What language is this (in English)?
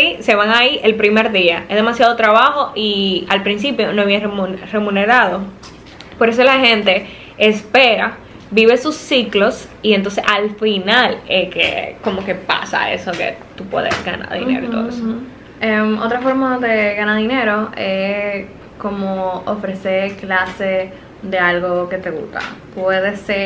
Spanish